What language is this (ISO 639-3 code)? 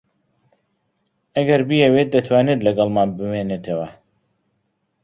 ckb